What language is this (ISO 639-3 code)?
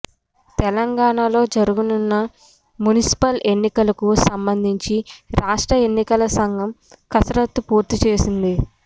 tel